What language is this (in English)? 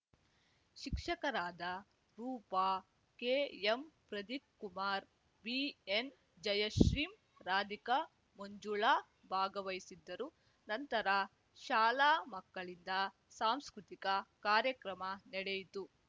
Kannada